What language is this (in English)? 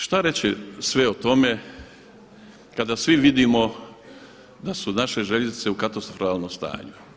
Croatian